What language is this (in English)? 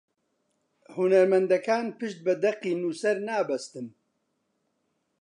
Central Kurdish